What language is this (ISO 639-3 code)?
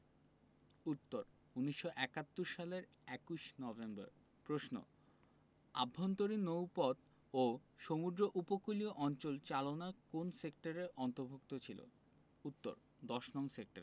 ben